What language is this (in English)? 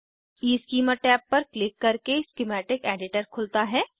Hindi